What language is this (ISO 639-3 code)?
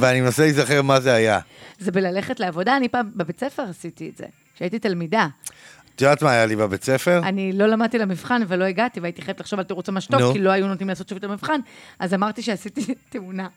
heb